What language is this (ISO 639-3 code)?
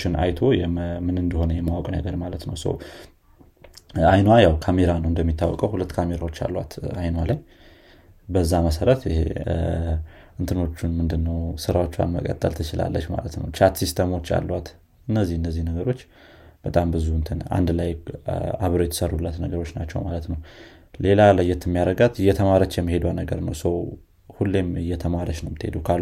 amh